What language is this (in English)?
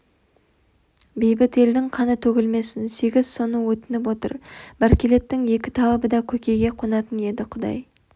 Kazakh